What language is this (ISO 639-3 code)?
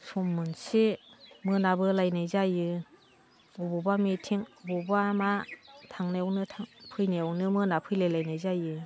brx